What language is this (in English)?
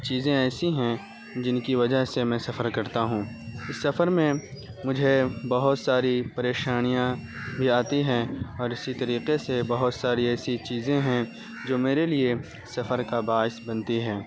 Urdu